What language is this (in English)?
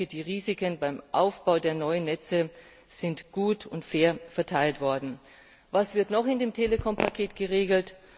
German